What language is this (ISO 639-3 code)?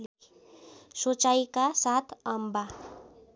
nep